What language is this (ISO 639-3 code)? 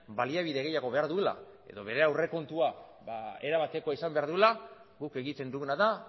eus